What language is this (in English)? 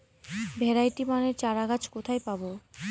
Bangla